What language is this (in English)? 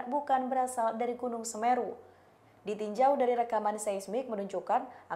Indonesian